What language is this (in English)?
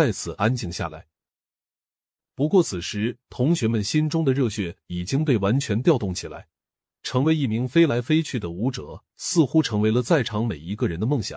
Chinese